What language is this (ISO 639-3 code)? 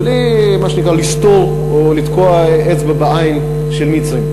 heb